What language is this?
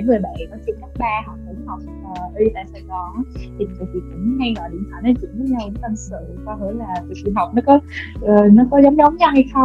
Vietnamese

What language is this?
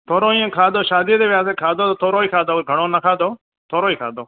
Sindhi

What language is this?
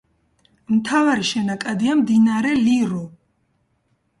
Georgian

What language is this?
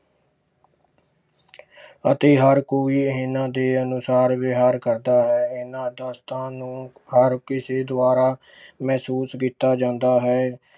Punjabi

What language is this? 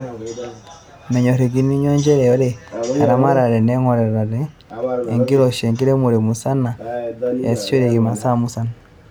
Masai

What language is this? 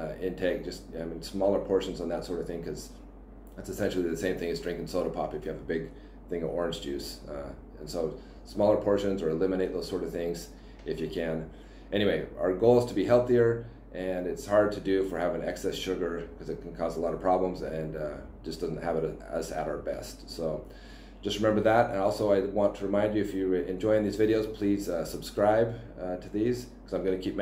English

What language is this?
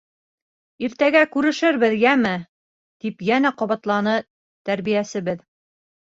Bashkir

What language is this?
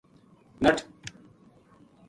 Gujari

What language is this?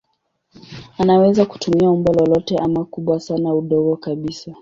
Swahili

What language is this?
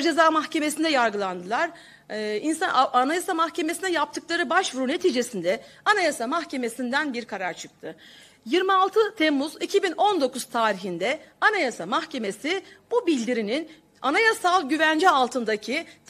Turkish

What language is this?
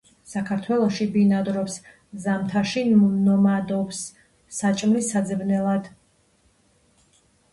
Georgian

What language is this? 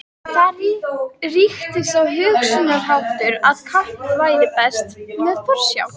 Icelandic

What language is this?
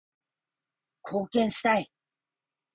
Japanese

